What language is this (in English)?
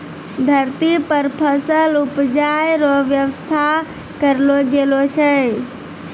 Maithili